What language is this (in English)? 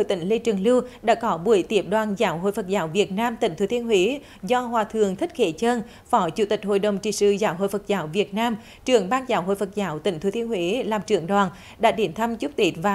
Vietnamese